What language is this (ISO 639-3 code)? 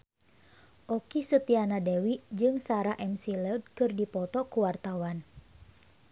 sun